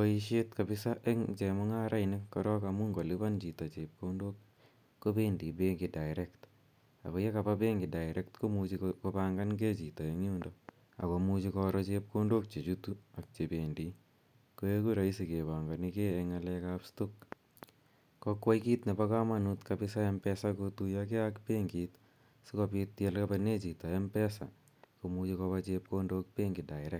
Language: Kalenjin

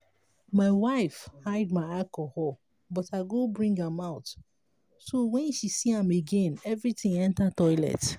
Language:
Nigerian Pidgin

